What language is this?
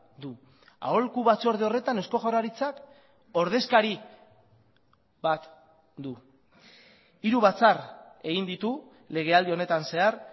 Basque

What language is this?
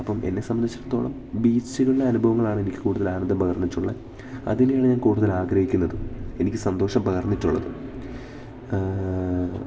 Malayalam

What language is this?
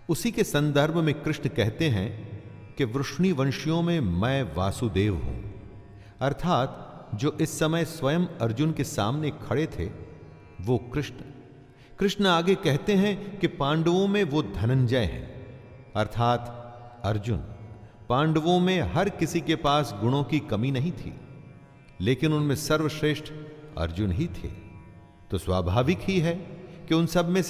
Hindi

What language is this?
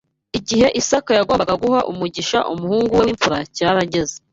Kinyarwanda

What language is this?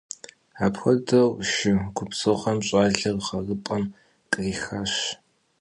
Kabardian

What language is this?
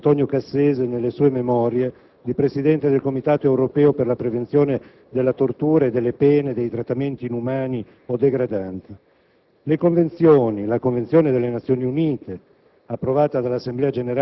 Italian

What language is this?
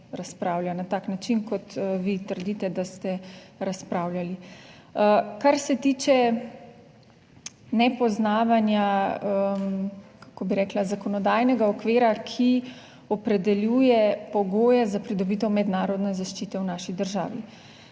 Slovenian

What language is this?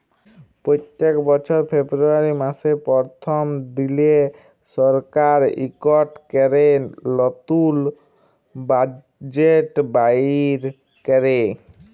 Bangla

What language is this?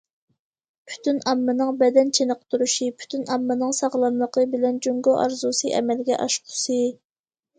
Uyghur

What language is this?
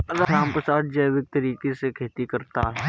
Hindi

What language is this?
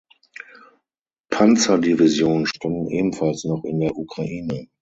German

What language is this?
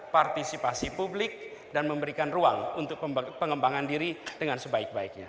Indonesian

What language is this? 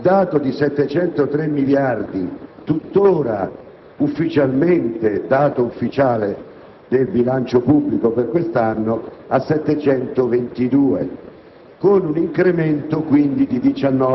Italian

